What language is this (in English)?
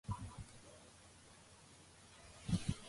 Georgian